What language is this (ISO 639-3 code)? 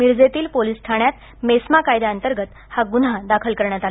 mar